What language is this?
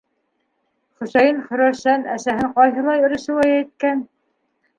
Bashkir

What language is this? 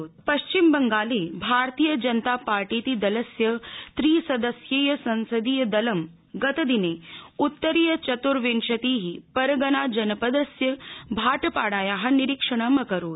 Sanskrit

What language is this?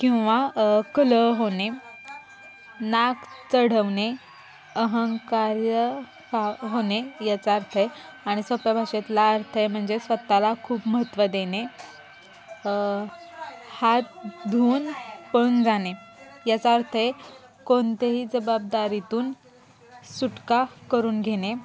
Marathi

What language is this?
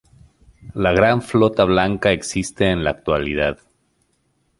Spanish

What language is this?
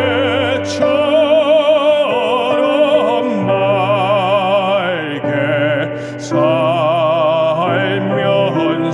Korean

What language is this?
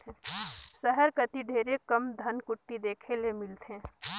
Chhattisgarhi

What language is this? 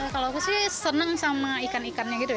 Indonesian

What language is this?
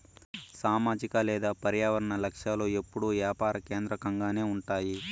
Telugu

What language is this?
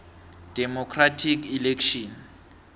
South Ndebele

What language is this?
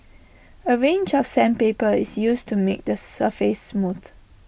English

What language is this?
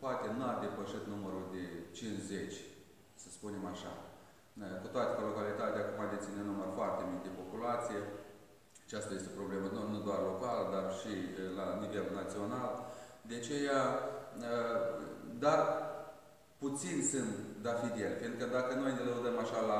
Romanian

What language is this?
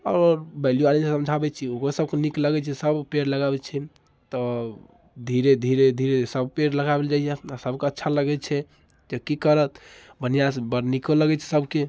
Maithili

